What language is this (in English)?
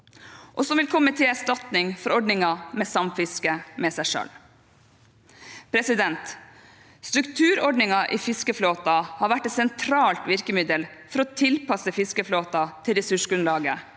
Norwegian